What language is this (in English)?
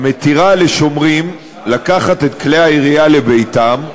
Hebrew